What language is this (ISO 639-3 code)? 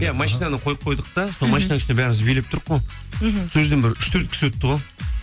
kaz